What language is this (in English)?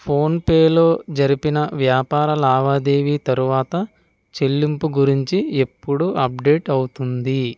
Telugu